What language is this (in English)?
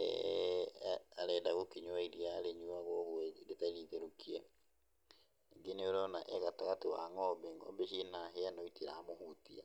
Kikuyu